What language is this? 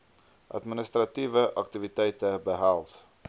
Afrikaans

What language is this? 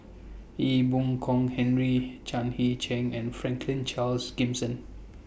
English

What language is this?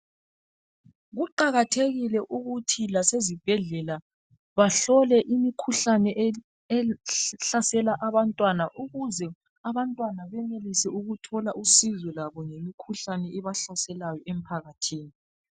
North Ndebele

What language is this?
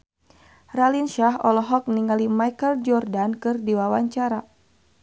Sundanese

